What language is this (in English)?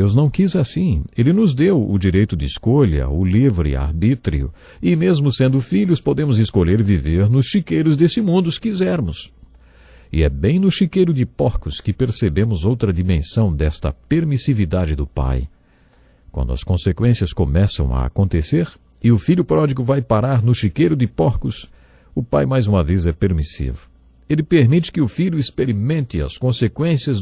Portuguese